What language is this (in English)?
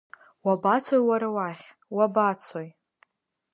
Abkhazian